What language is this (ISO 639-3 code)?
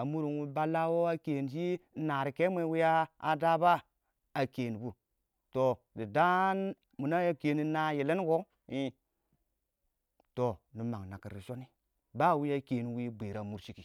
awo